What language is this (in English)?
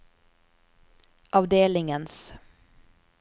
Norwegian